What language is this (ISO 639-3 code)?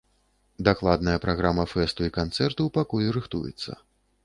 bel